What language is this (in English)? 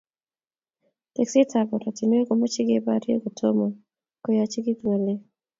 Kalenjin